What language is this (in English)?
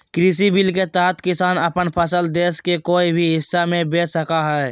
Magahi